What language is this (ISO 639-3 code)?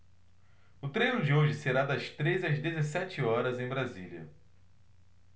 por